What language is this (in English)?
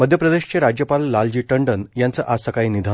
Marathi